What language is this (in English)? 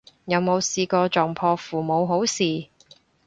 Cantonese